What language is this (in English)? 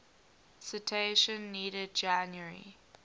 English